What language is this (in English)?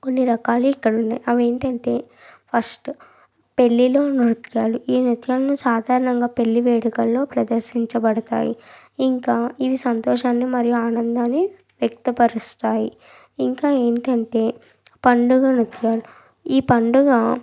Telugu